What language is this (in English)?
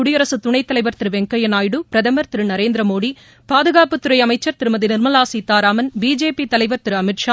Tamil